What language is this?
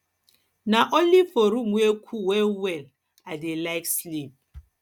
Nigerian Pidgin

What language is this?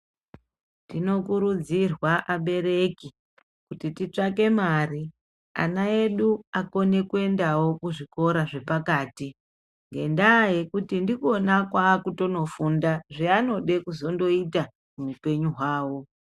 Ndau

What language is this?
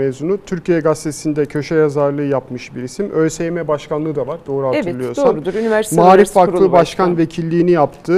Turkish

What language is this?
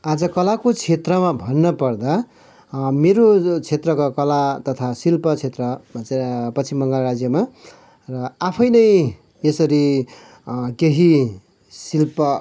Nepali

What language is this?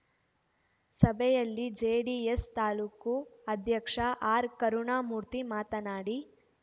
Kannada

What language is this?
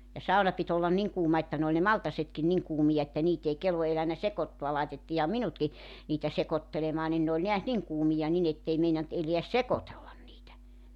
Finnish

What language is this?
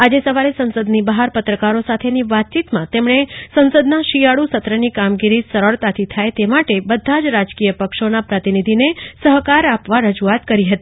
Gujarati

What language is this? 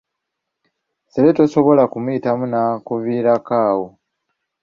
Ganda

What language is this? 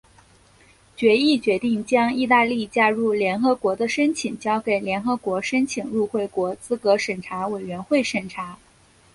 Chinese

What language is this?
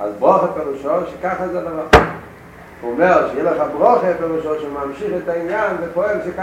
Hebrew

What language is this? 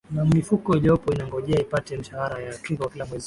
Swahili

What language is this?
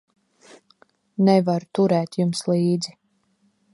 Latvian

